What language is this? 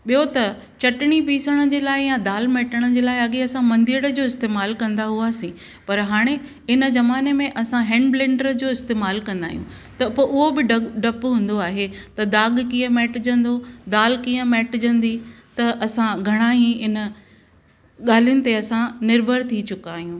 Sindhi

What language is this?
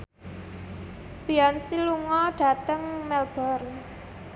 Javanese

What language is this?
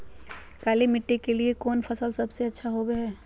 Magahi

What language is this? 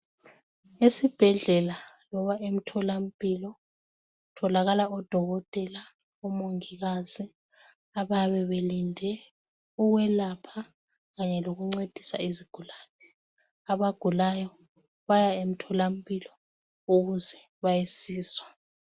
North Ndebele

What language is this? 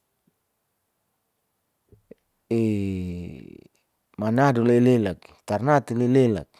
Saleman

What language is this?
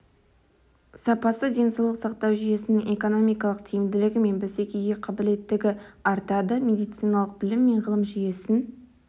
Kazakh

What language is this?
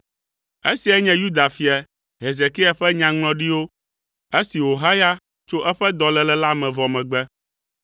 Ewe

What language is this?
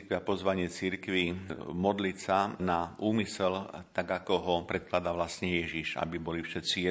Slovak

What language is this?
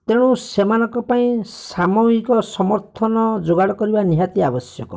Odia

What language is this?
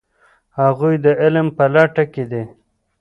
Pashto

